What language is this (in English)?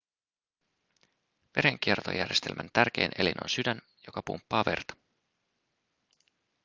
Finnish